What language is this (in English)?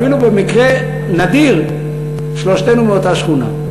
Hebrew